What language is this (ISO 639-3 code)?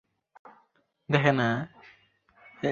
ben